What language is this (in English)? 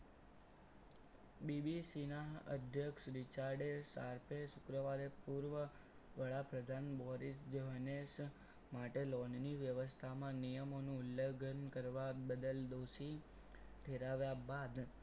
Gujarati